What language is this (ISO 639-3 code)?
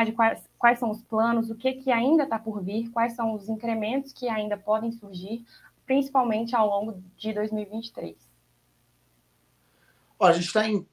por